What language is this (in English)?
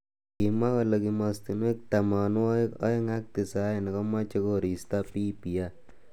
Kalenjin